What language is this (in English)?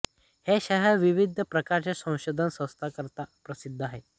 Marathi